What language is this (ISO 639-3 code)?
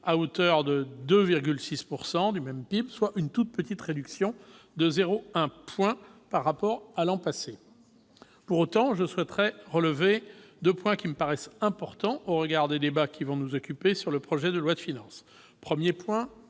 fra